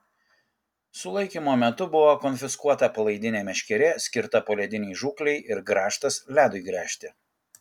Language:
Lithuanian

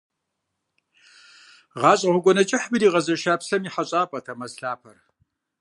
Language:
Kabardian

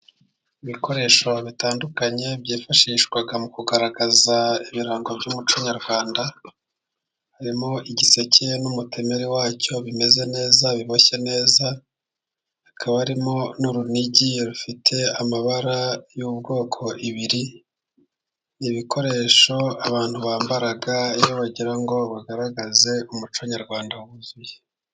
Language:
Kinyarwanda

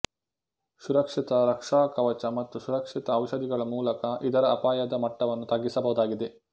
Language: Kannada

